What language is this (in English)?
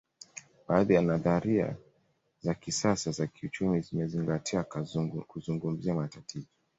Swahili